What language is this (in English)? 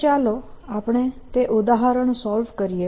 Gujarati